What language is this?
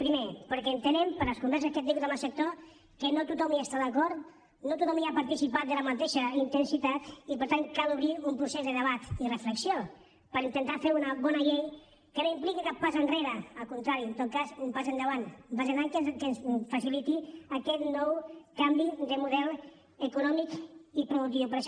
Catalan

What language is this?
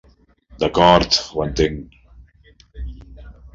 Catalan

